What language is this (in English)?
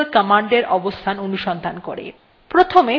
Bangla